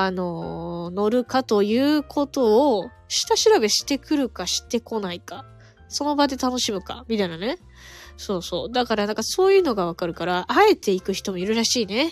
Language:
Japanese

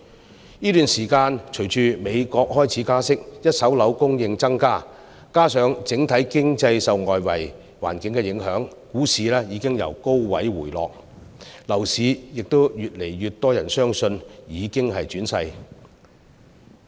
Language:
Cantonese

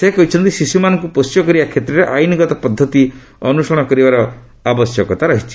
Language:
Odia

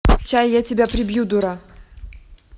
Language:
Russian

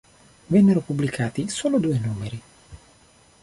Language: Italian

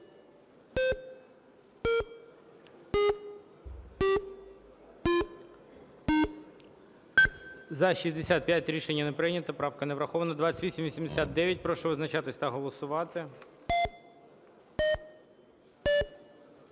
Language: Ukrainian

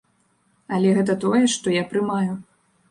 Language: Belarusian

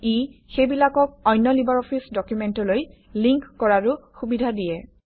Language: Assamese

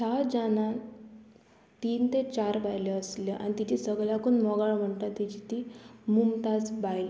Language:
Konkani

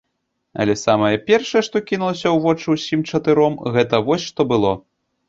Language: Belarusian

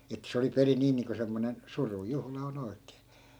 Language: Finnish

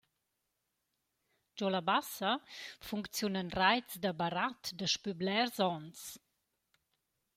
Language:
Romansh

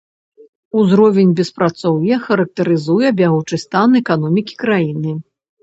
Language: Belarusian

